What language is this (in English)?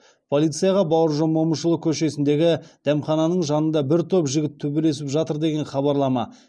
Kazakh